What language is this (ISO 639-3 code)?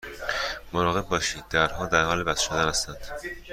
fas